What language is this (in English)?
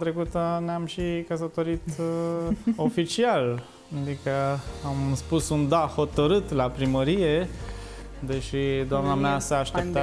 Romanian